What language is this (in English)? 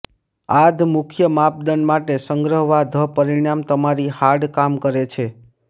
Gujarati